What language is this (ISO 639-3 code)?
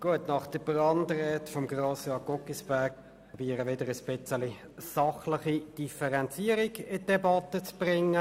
gsw